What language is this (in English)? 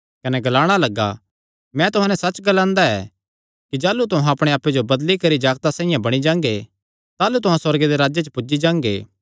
Kangri